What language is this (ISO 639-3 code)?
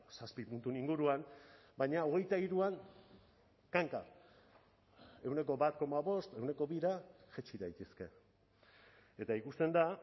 eus